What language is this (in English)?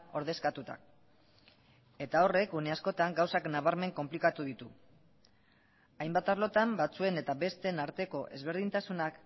Basque